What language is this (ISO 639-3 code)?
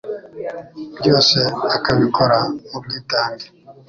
kin